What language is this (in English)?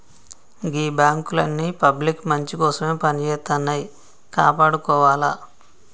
Telugu